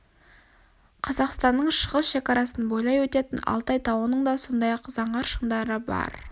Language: Kazakh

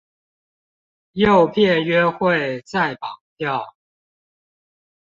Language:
Chinese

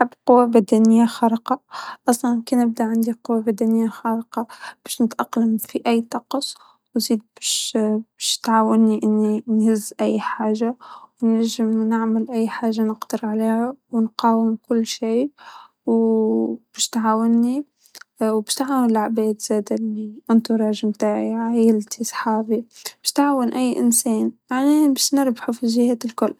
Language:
Tunisian Arabic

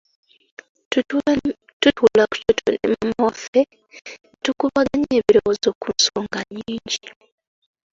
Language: Ganda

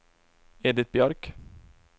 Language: Swedish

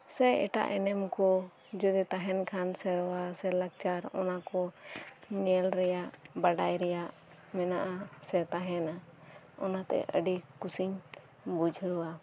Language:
Santali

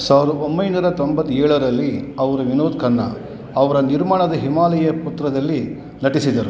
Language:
Kannada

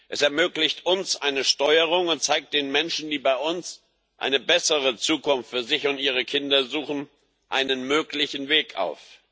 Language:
German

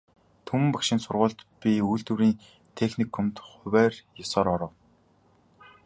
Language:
Mongolian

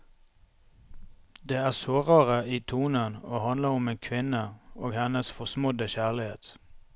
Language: Norwegian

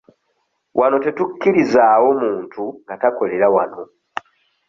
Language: Ganda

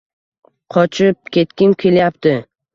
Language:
Uzbek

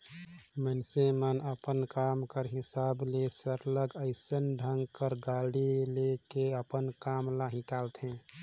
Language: Chhattisgarhi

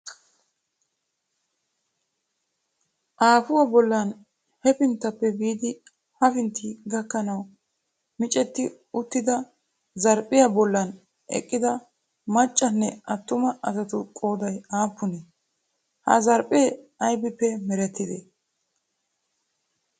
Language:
Wolaytta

